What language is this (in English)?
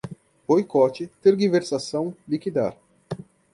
Portuguese